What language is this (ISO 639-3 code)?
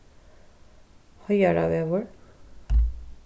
fao